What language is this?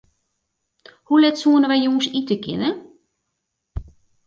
Western Frisian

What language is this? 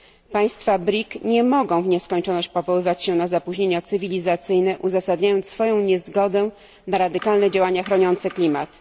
Polish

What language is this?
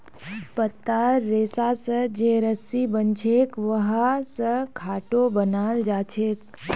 Magahi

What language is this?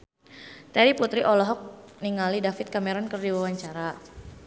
Sundanese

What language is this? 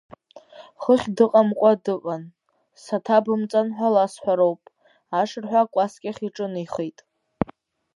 Abkhazian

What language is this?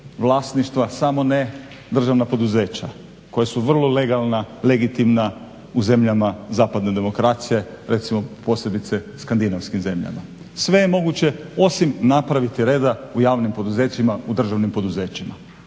Croatian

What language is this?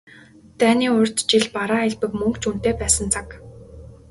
Mongolian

